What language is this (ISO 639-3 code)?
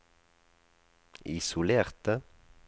nor